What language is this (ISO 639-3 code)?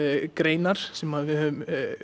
isl